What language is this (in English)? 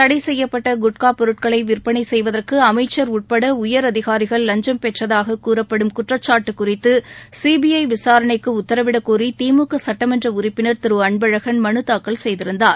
Tamil